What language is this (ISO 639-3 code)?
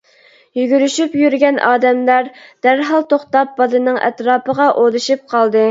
uig